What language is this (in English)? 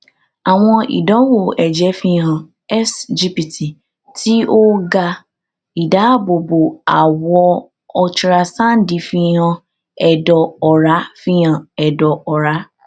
Yoruba